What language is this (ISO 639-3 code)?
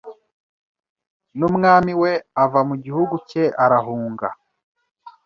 kin